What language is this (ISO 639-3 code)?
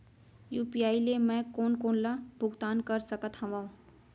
hne